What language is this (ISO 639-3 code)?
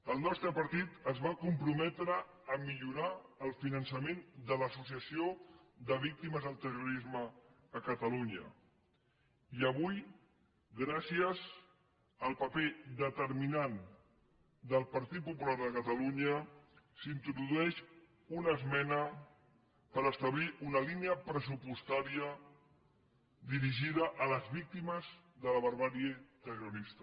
cat